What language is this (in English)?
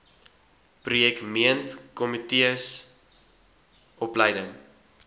Afrikaans